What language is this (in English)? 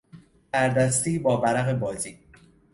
Persian